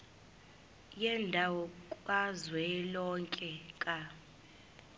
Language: Zulu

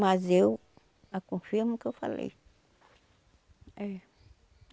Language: Portuguese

